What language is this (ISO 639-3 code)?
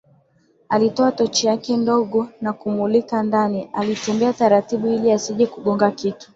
swa